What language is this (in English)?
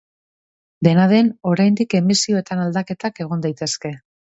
Basque